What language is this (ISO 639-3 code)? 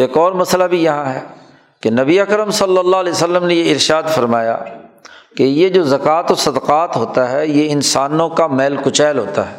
urd